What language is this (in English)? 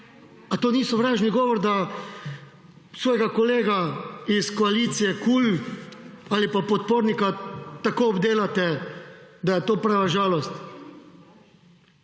Slovenian